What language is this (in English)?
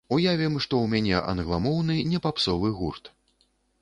Belarusian